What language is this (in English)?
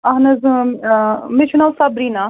Kashmiri